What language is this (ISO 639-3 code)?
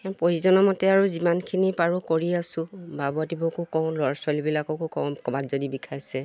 asm